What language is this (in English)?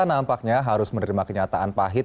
Indonesian